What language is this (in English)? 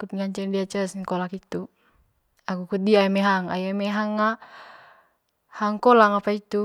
Manggarai